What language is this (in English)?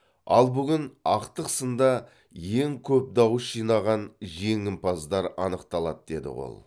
Kazakh